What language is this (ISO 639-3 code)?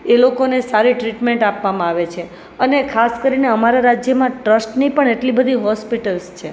guj